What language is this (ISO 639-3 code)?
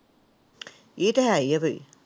pan